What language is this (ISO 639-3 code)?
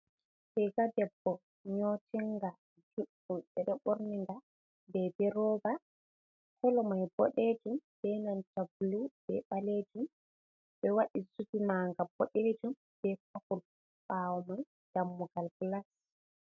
ful